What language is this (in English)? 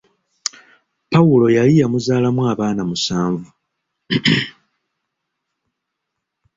Ganda